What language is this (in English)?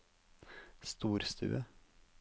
Norwegian